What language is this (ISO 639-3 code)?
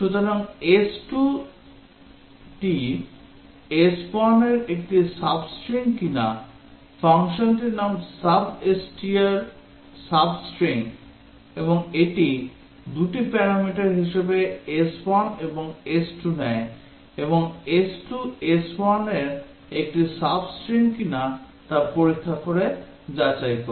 ben